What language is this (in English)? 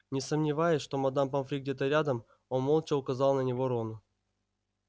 Russian